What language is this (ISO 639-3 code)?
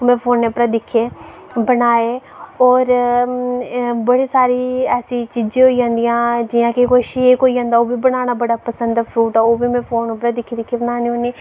doi